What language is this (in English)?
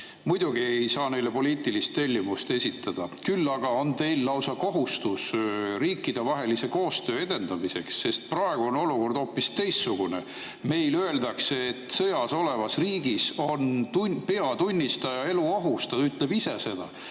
Estonian